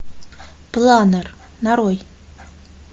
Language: Russian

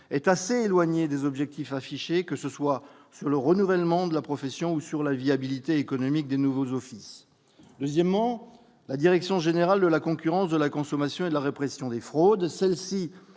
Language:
French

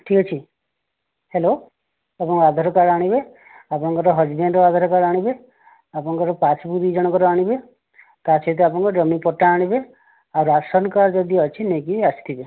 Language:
Odia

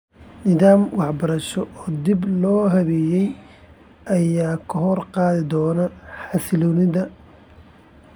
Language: Somali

